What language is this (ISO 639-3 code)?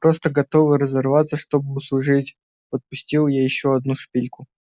rus